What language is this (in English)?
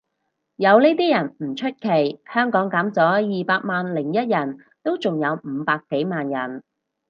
Cantonese